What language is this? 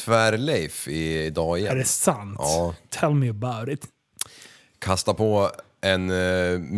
Swedish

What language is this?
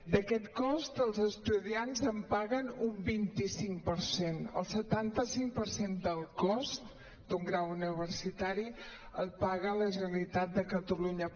Catalan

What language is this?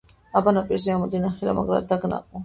Georgian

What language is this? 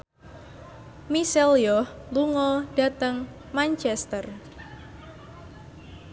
Javanese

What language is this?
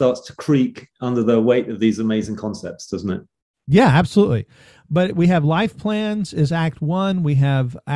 English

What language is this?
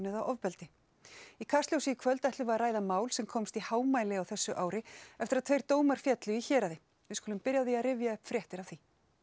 Icelandic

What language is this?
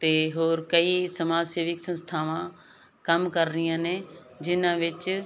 Punjabi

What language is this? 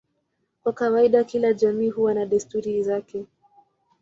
Swahili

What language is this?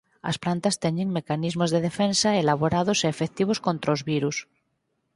Galician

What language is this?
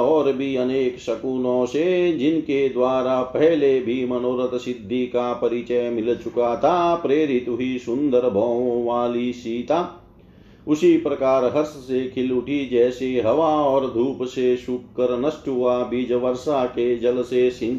Hindi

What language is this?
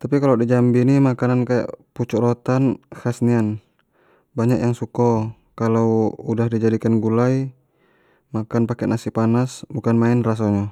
Jambi Malay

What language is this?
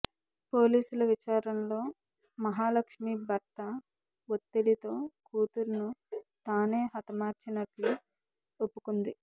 Telugu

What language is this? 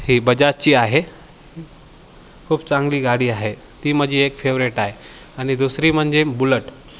Marathi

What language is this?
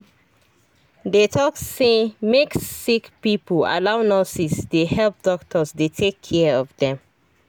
Nigerian Pidgin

